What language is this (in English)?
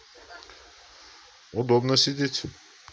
Russian